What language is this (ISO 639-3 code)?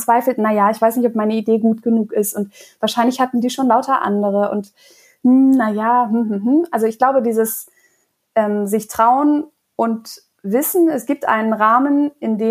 deu